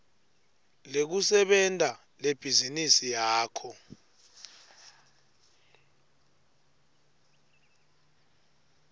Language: Swati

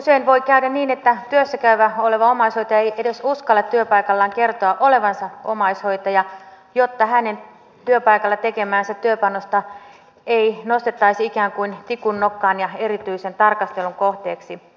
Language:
Finnish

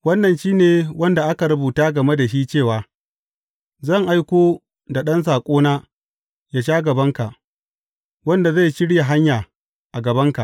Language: Hausa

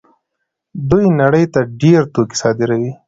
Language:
Pashto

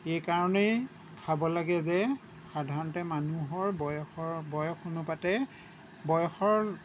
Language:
Assamese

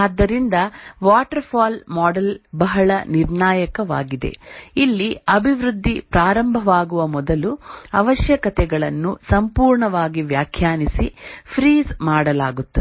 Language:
Kannada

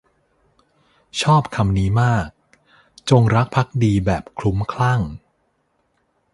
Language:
Thai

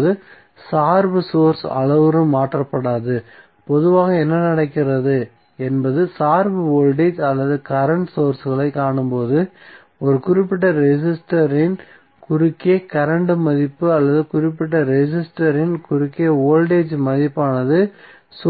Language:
Tamil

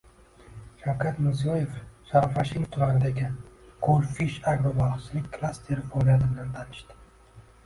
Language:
Uzbek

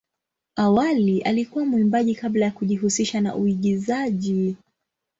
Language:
Swahili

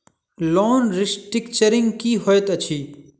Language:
Maithili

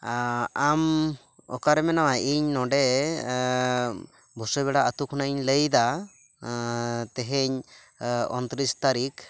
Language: Santali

